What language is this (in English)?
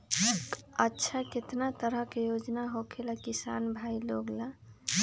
Magahi